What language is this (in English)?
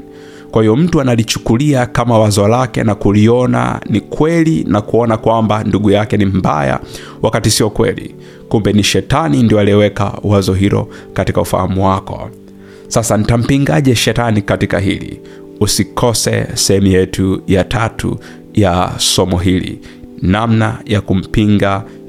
Swahili